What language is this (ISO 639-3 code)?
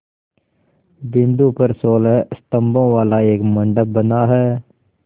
hin